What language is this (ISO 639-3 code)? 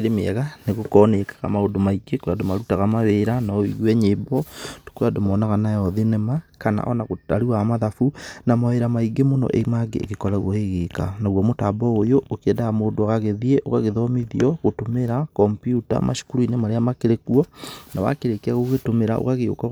kik